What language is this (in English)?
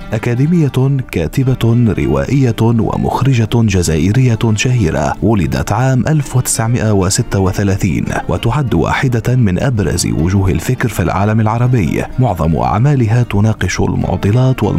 Arabic